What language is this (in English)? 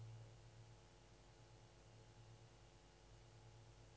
Norwegian